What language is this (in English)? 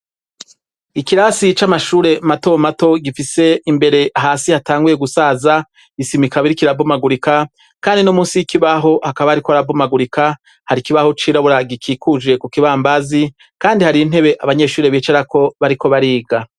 Rundi